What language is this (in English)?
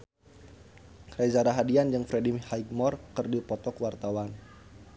Sundanese